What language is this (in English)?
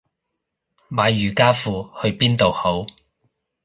Cantonese